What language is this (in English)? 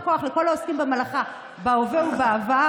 Hebrew